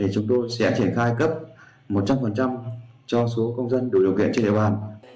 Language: Vietnamese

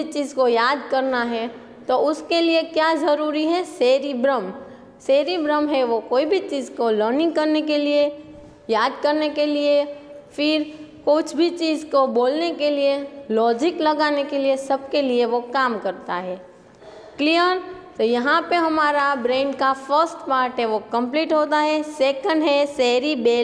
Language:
Hindi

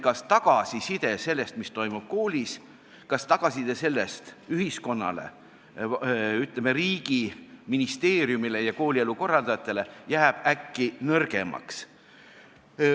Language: Estonian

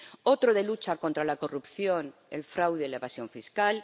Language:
Spanish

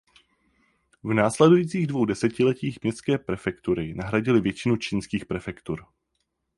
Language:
Czech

